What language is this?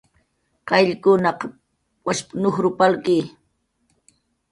Jaqaru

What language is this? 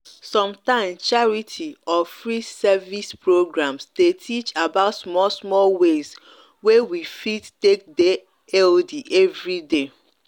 Nigerian Pidgin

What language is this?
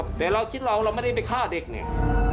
Thai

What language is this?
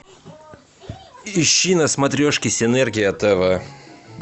Russian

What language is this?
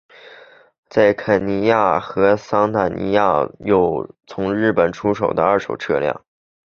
Chinese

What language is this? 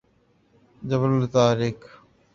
Urdu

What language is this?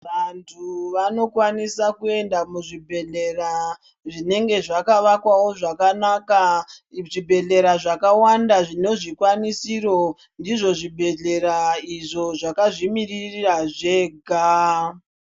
Ndau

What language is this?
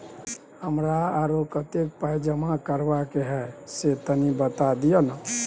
Maithili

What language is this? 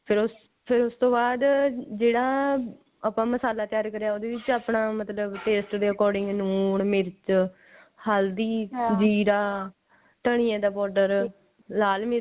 Punjabi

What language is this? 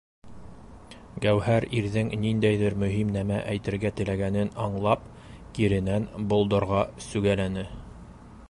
Bashkir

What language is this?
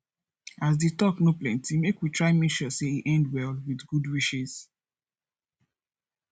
Nigerian Pidgin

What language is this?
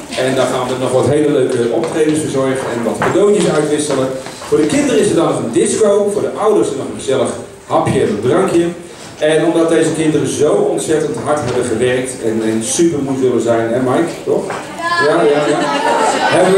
Dutch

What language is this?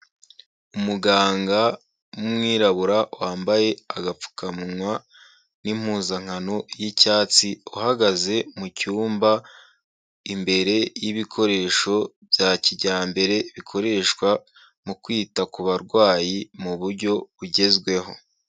Kinyarwanda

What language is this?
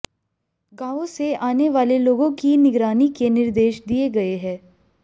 Hindi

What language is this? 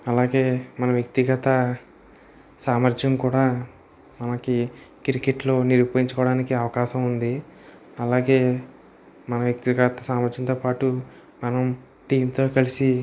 Telugu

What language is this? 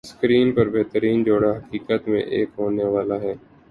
Urdu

